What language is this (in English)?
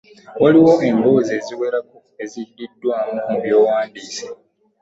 Ganda